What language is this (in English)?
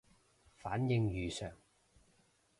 Cantonese